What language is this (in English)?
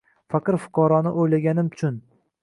Uzbek